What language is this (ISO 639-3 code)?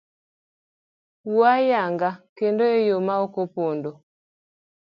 luo